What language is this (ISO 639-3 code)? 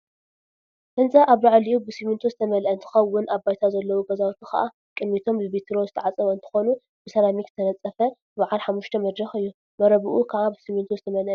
tir